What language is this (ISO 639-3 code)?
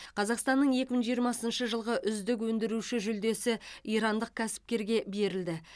kaz